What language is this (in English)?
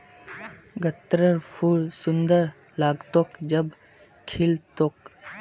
Magahi